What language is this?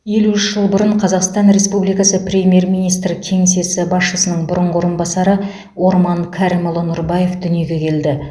Kazakh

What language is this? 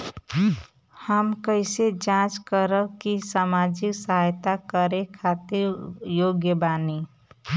Bhojpuri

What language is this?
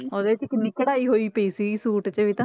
Punjabi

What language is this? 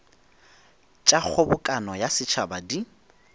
Northern Sotho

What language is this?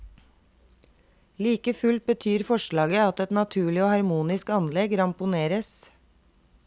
Norwegian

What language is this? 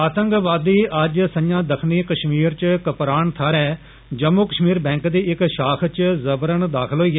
Dogri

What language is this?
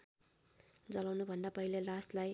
Nepali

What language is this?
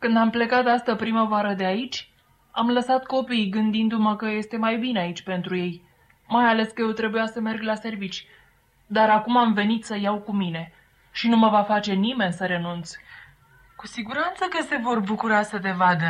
Romanian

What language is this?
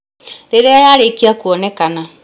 Kikuyu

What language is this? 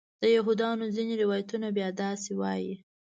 Pashto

